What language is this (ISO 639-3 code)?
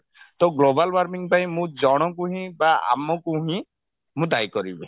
ori